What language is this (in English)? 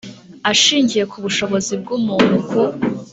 Kinyarwanda